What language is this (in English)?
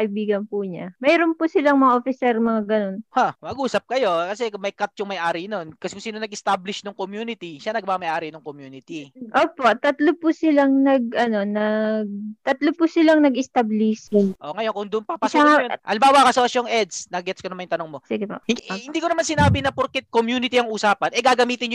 Filipino